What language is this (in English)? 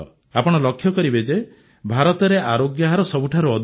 Odia